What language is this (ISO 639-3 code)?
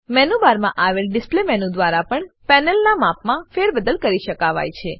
guj